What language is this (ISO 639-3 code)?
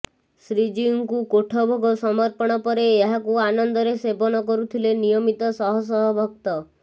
ori